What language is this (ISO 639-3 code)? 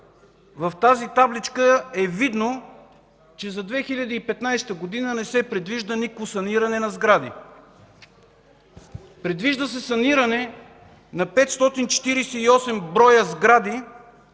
bul